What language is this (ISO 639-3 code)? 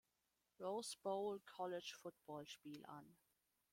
deu